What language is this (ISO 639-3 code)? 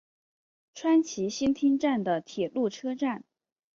zho